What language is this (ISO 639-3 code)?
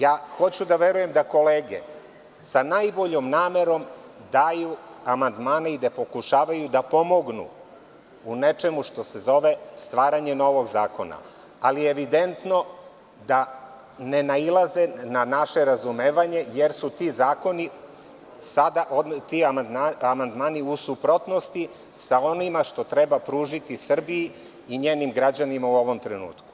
srp